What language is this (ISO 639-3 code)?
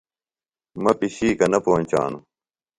phl